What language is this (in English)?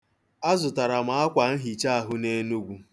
Igbo